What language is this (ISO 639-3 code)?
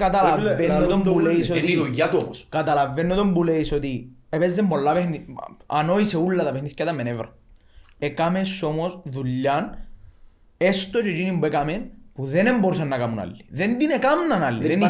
ell